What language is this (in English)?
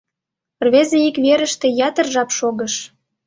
Mari